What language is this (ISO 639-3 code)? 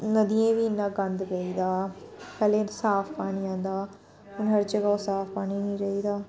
doi